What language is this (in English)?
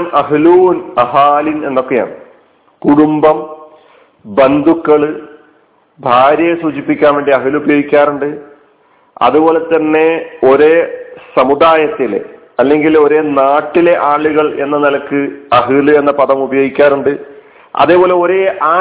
Malayalam